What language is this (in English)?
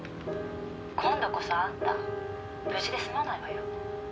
Japanese